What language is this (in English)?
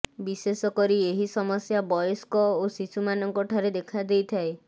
Odia